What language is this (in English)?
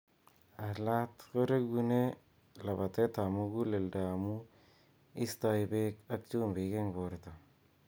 Kalenjin